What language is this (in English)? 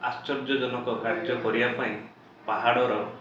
Odia